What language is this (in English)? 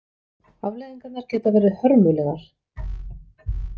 Icelandic